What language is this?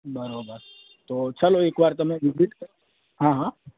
Gujarati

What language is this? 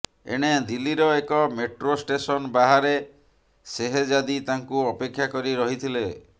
Odia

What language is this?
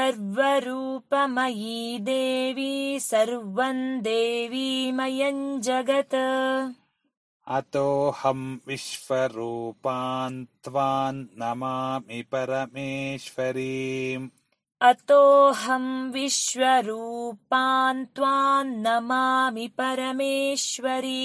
Kannada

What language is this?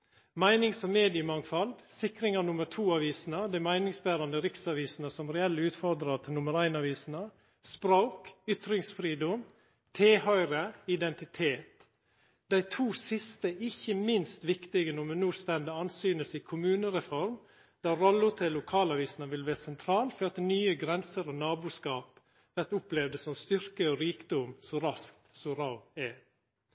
Norwegian Nynorsk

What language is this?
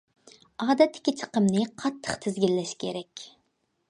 Uyghur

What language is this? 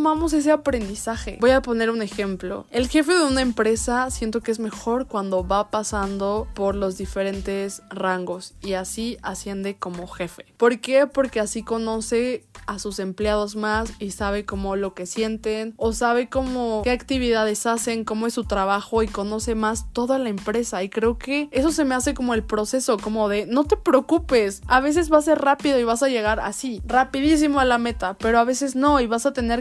Spanish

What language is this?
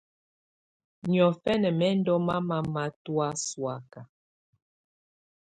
Tunen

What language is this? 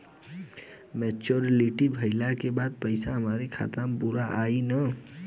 Bhojpuri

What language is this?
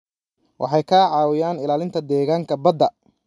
Somali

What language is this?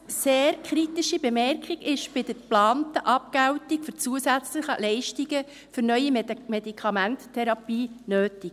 Swiss German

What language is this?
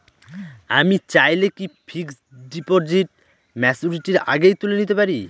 Bangla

